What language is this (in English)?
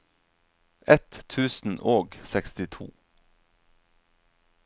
Norwegian